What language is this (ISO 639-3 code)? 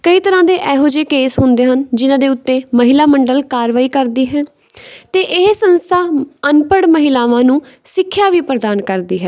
pan